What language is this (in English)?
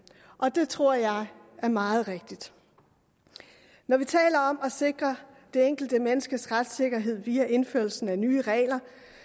Danish